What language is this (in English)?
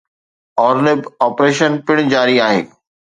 Sindhi